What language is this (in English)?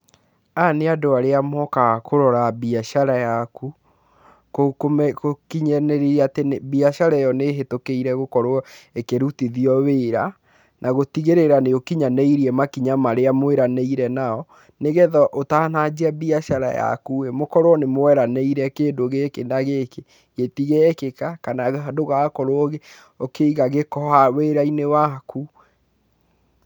Kikuyu